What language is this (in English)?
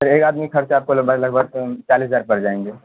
Urdu